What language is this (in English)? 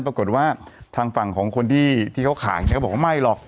Thai